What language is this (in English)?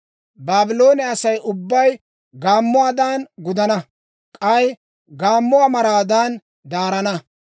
Dawro